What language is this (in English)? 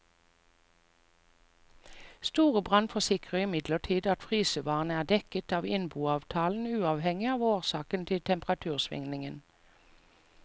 Norwegian